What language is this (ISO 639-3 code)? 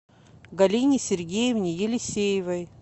rus